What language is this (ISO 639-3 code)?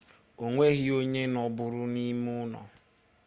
ibo